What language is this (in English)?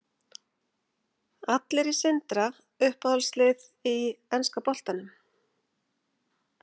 Icelandic